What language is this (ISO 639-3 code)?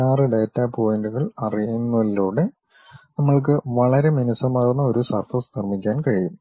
mal